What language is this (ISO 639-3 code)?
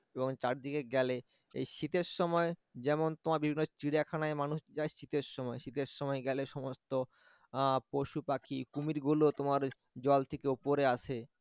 ben